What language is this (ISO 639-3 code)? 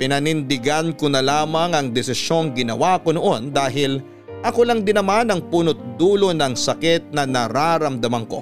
fil